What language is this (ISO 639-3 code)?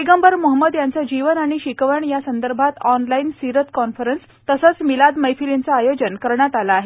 mar